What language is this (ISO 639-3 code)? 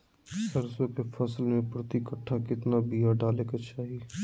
mag